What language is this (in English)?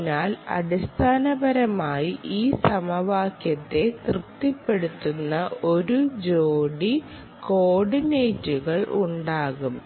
Malayalam